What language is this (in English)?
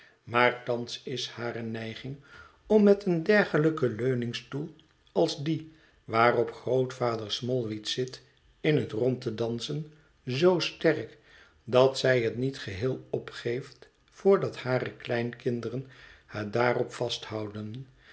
Dutch